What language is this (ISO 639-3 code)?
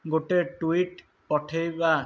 ori